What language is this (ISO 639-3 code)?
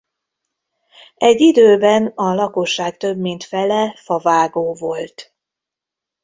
hun